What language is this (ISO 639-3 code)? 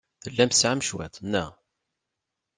kab